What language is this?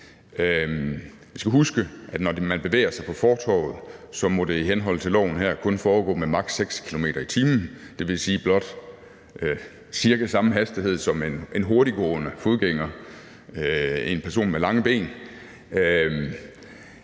Danish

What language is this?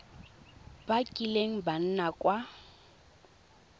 Tswana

